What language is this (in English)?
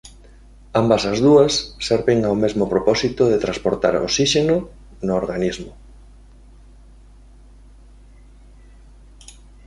Galician